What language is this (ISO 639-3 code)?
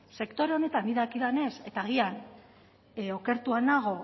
eus